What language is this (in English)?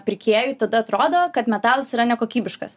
Lithuanian